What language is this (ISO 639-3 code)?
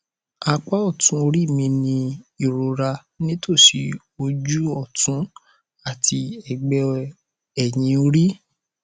yor